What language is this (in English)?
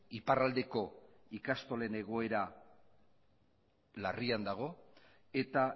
Basque